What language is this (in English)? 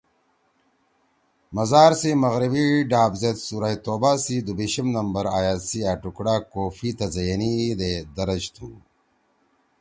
Torwali